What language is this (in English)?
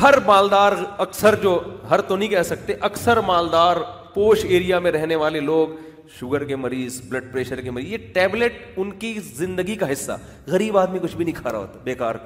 Urdu